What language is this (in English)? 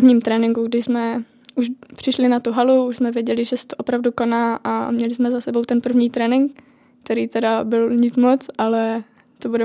Czech